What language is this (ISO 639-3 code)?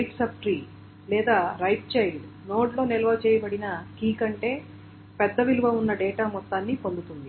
tel